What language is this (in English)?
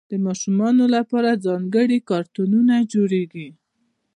Pashto